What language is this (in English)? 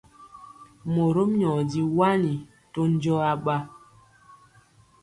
Mpiemo